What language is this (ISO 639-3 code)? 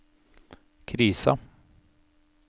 nor